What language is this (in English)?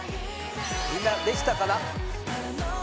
Japanese